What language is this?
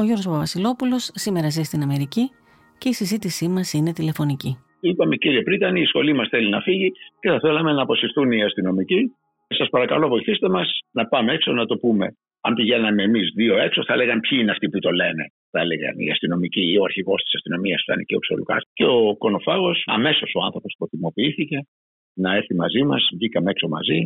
Greek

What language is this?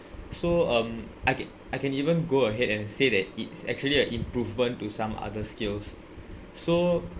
English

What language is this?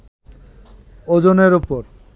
Bangla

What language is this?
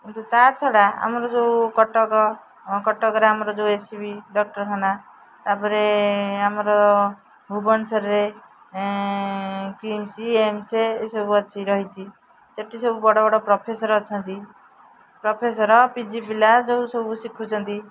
Odia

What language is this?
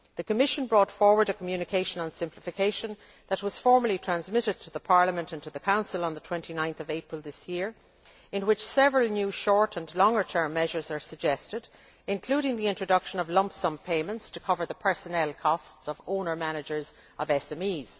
English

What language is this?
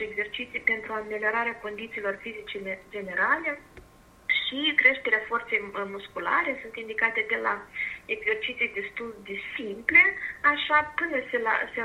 Romanian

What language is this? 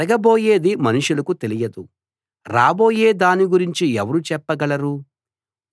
Telugu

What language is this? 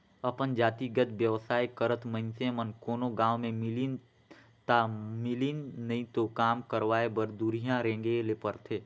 Chhattisgarhi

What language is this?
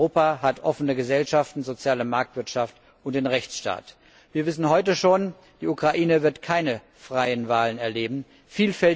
German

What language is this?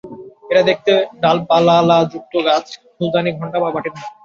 Bangla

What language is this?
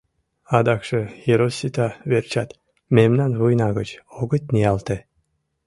Mari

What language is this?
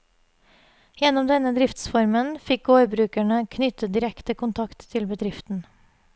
Norwegian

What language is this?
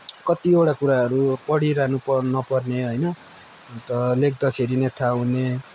Nepali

